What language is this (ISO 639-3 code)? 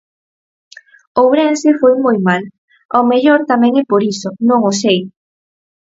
glg